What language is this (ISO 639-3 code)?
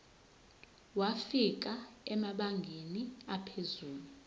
zul